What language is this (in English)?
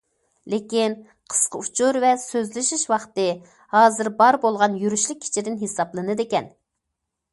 Uyghur